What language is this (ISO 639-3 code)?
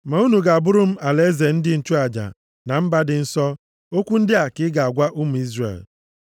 ibo